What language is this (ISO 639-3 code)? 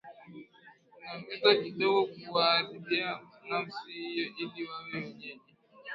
swa